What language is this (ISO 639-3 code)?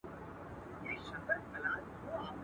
pus